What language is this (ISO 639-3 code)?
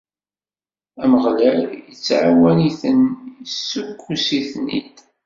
kab